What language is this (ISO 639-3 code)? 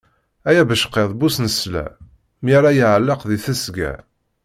kab